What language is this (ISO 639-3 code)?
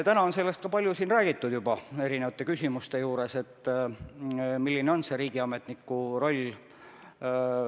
est